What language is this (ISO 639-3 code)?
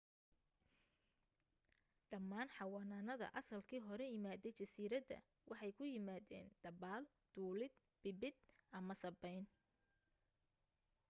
som